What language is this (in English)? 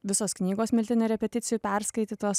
Lithuanian